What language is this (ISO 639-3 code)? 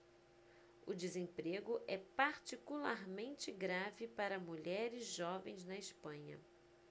por